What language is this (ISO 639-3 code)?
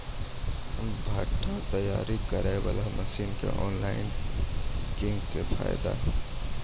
mai